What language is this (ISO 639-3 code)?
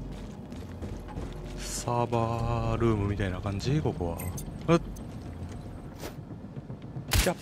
jpn